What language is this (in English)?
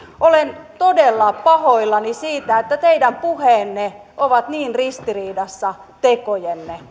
Finnish